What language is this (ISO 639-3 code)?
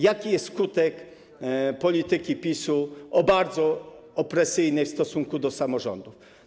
pol